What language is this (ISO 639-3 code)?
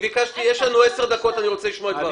heb